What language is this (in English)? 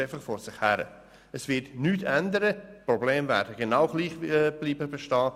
Swiss German